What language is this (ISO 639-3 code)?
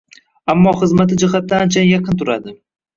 uzb